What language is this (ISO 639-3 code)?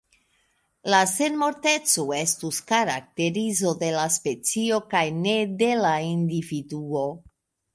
epo